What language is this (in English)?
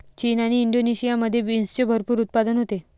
Marathi